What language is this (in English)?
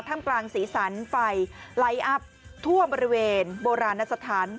Thai